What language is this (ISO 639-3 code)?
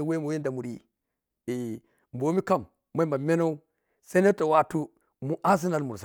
piy